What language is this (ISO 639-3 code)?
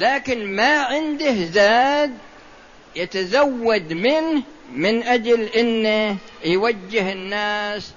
ara